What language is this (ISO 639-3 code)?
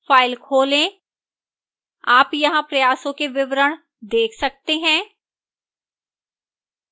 hin